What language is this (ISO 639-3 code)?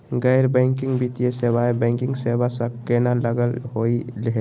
mag